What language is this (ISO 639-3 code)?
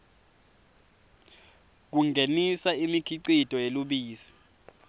ssw